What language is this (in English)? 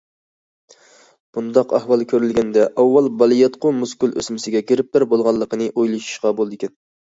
Uyghur